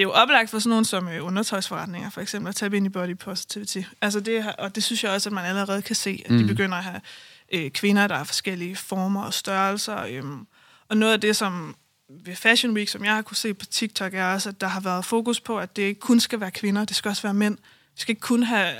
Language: Danish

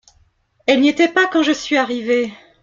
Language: French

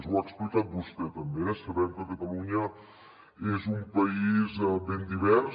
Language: Catalan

